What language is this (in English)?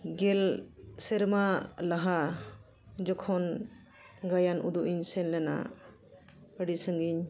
Santali